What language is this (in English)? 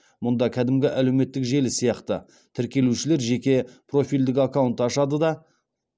Kazakh